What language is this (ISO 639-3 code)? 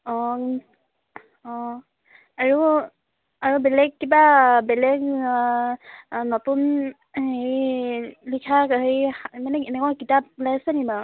asm